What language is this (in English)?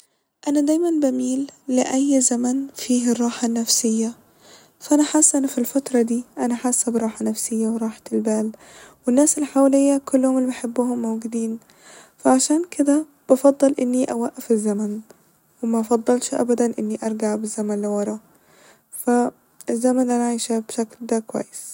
Egyptian Arabic